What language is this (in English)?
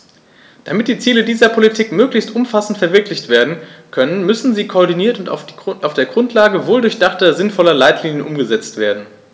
German